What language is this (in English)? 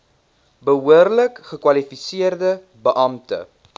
Afrikaans